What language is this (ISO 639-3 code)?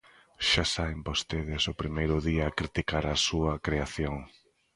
glg